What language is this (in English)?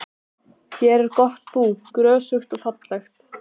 Icelandic